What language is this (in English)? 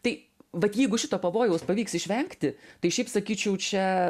Lithuanian